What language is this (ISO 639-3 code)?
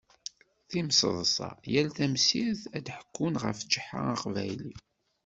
kab